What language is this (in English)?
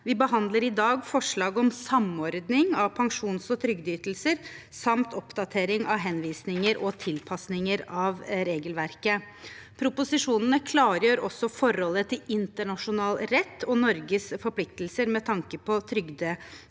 Norwegian